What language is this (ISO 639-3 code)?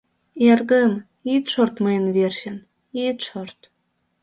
chm